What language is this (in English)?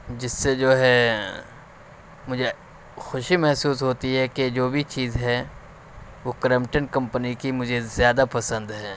Urdu